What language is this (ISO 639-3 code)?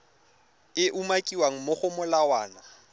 tsn